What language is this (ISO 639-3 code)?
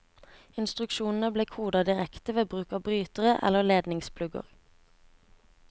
nor